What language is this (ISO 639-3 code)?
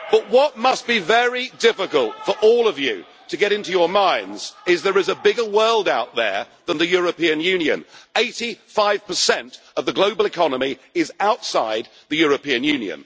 eng